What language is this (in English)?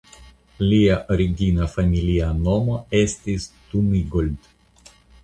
Esperanto